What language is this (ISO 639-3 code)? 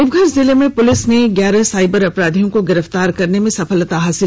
hin